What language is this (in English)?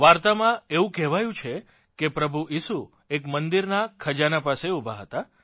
Gujarati